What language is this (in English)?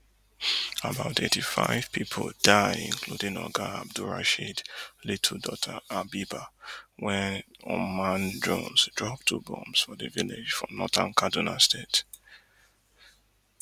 Nigerian Pidgin